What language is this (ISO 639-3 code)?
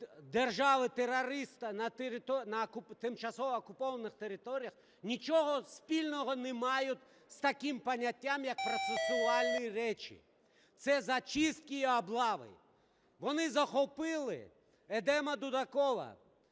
ukr